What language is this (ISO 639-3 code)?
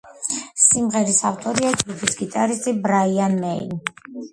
kat